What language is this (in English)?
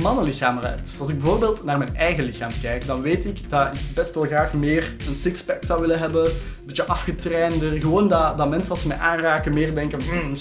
Dutch